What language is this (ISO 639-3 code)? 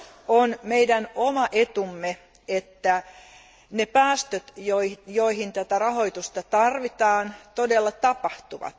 fin